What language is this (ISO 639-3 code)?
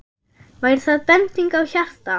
isl